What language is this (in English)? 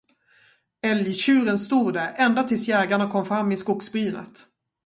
Swedish